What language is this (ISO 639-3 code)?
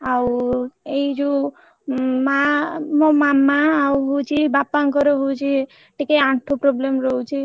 ori